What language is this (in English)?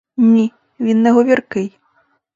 Ukrainian